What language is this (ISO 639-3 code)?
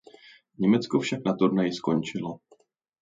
ces